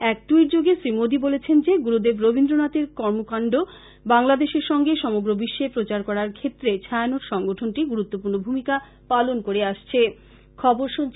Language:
Bangla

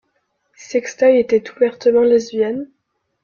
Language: French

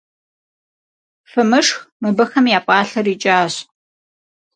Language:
Kabardian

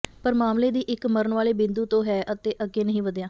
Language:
Punjabi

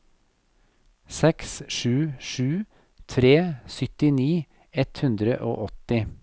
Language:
Norwegian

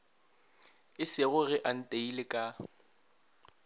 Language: Northern Sotho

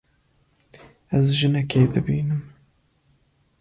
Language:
Kurdish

